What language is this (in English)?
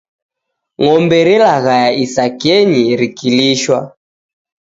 Taita